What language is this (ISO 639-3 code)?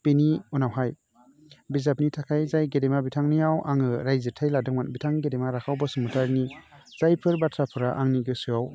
brx